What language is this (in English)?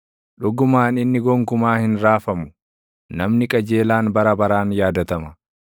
Oromo